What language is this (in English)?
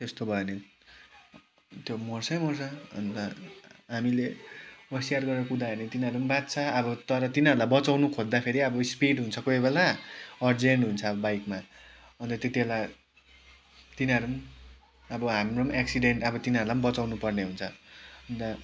Nepali